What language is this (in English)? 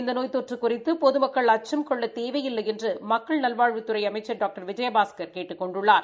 Tamil